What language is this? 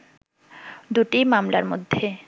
Bangla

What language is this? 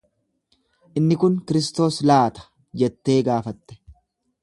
Oromo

